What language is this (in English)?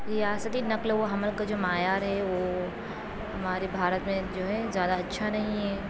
Urdu